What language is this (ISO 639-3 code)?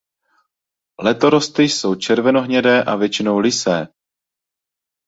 ces